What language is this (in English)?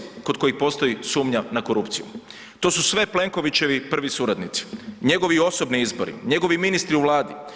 Croatian